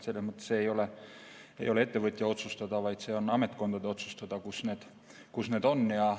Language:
Estonian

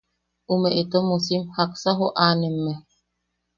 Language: Yaqui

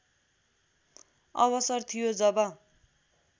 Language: Nepali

